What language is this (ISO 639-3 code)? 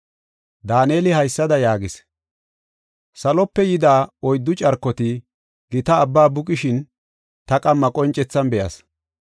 gof